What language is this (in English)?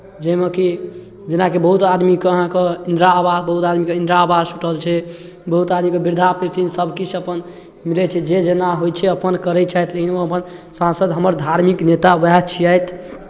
Maithili